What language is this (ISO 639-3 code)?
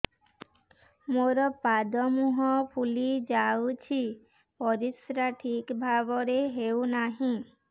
ori